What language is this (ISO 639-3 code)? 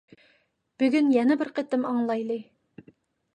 uig